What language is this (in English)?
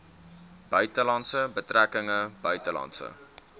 Afrikaans